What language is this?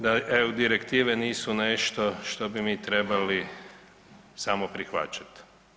Croatian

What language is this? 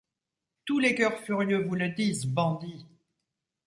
French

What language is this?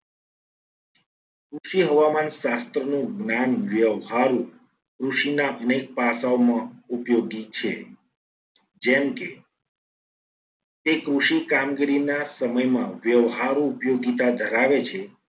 Gujarati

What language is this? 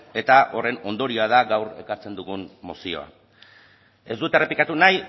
Basque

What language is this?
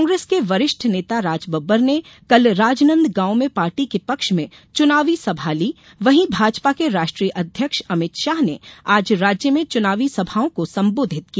Hindi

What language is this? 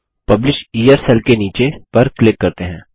Hindi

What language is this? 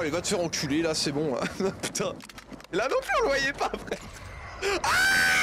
French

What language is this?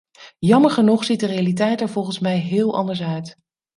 Dutch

